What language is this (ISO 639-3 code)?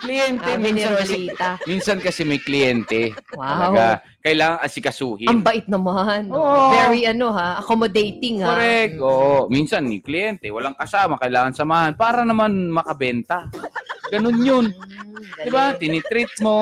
fil